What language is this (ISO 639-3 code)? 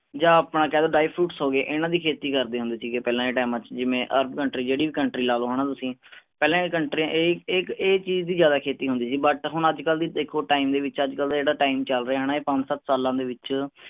pan